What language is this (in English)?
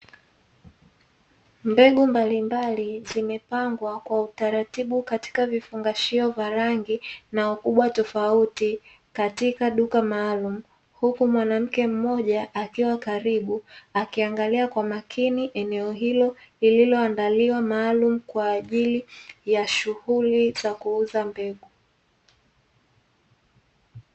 Swahili